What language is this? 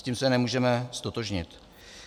Czech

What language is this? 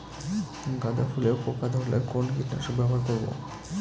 Bangla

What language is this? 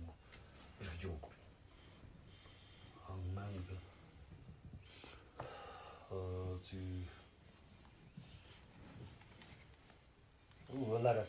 Romanian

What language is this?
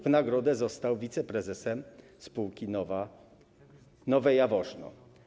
Polish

